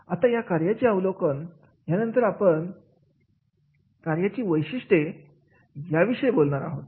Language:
Marathi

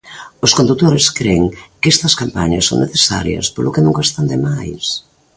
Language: Galician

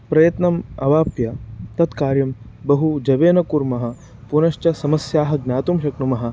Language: Sanskrit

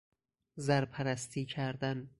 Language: Persian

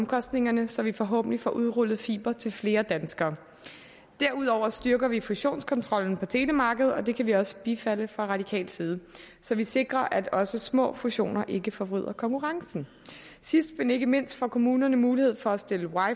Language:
Danish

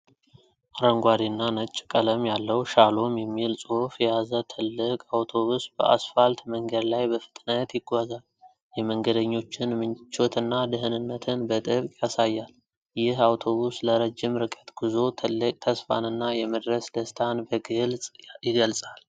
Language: Amharic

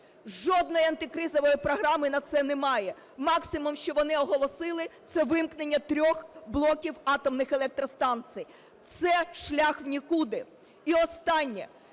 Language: Ukrainian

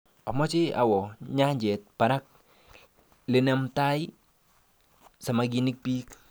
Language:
Kalenjin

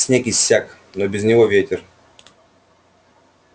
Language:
Russian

